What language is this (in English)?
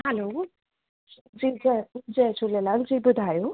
Sindhi